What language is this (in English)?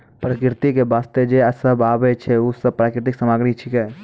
Maithili